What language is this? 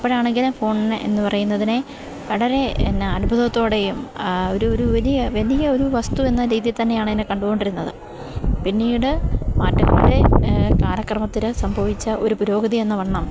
Malayalam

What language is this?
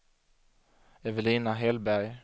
Swedish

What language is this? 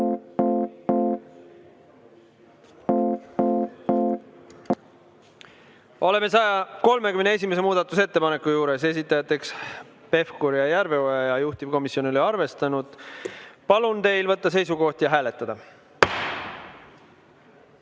Estonian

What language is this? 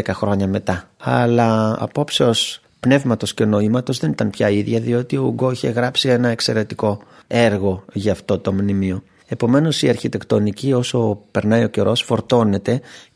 Greek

